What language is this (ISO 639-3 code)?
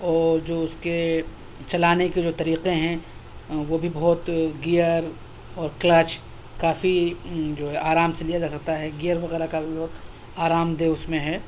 urd